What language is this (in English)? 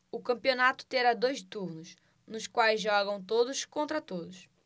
Portuguese